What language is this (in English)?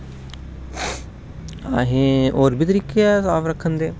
Dogri